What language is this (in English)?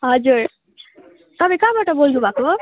Nepali